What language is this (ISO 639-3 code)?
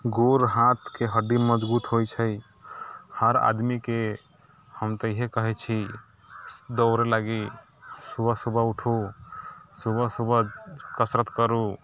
mai